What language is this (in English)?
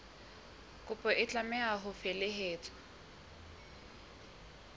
Southern Sotho